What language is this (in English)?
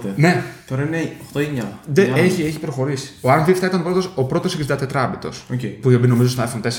Greek